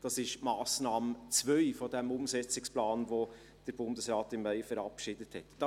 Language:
Swiss German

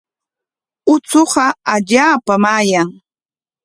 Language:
Corongo Ancash Quechua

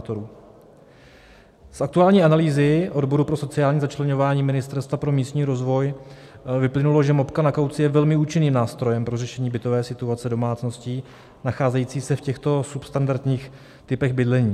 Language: Czech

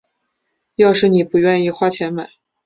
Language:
Chinese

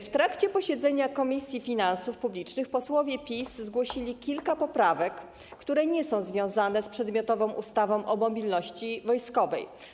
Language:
Polish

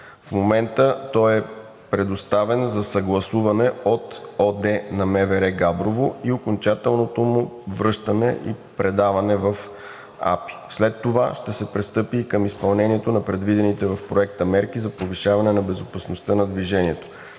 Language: Bulgarian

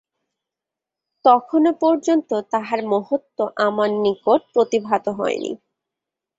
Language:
Bangla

